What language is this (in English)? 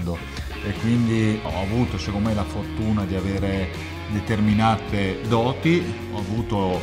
Italian